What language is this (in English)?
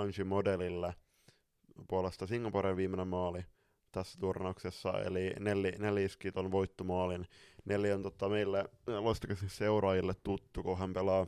Finnish